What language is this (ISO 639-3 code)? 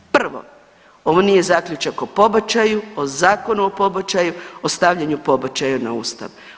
hrv